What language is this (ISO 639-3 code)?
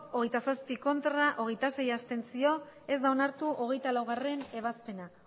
eus